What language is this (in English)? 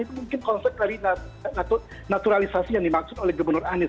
Indonesian